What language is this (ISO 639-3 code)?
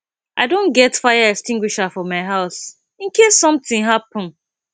pcm